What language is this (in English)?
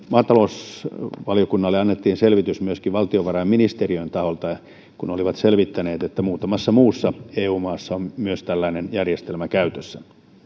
Finnish